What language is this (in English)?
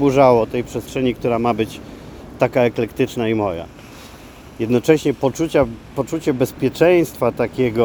Polish